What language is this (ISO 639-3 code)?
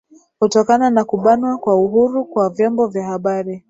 swa